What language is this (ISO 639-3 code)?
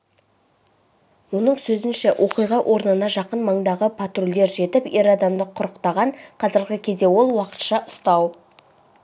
kaz